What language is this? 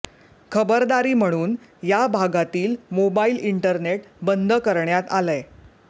Marathi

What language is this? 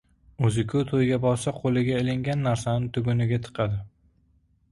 Uzbek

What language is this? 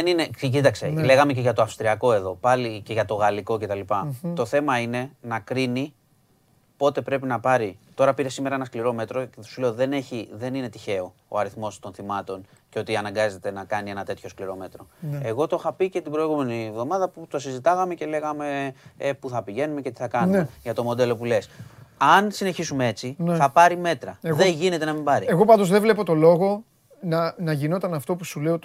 Greek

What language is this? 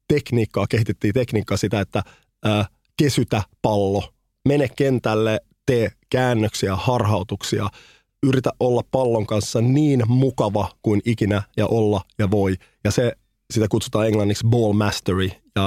Finnish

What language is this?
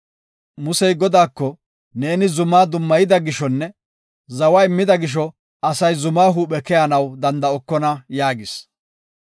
Gofa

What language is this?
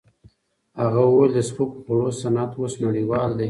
Pashto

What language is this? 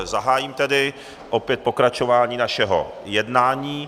Czech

